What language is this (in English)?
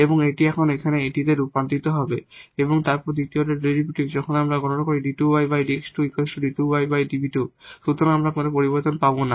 Bangla